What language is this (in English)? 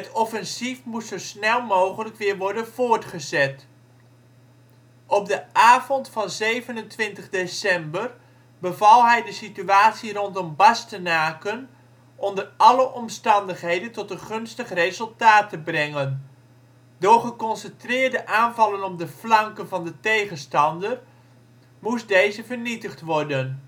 Dutch